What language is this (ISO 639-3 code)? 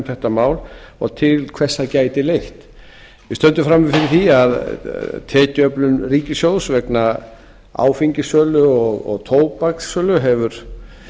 isl